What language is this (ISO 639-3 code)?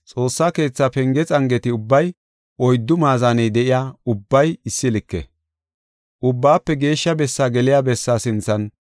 gof